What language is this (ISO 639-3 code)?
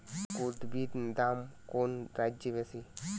ben